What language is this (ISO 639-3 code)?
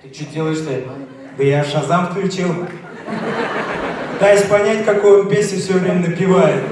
rus